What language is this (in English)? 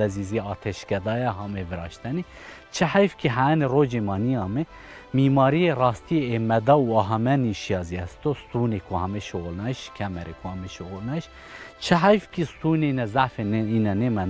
Persian